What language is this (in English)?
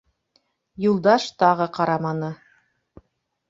Bashkir